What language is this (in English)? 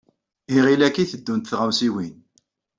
Kabyle